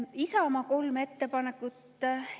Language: Estonian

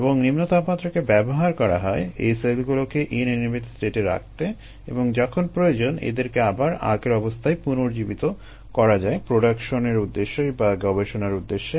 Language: Bangla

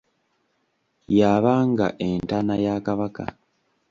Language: Ganda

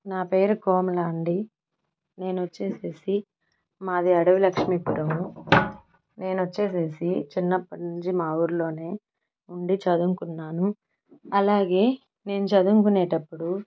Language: Telugu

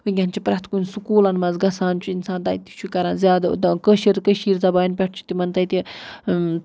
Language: Kashmiri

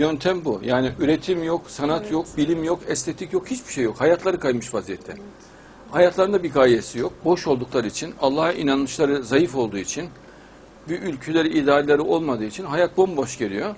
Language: Turkish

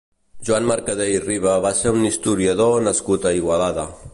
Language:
Catalan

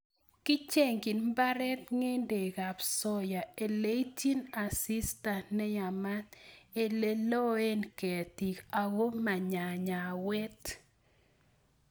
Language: Kalenjin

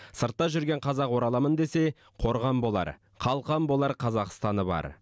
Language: Kazakh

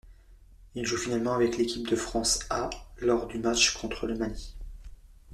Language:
French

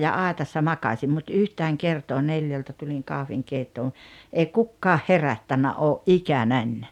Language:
Finnish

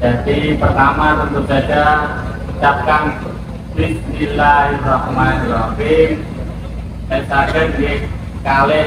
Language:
Indonesian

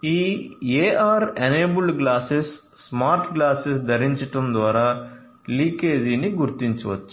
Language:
Telugu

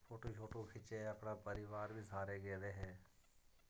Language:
Dogri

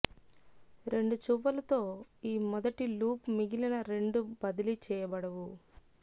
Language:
Telugu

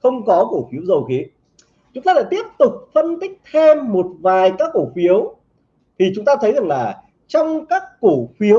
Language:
Vietnamese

